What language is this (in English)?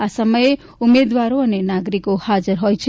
Gujarati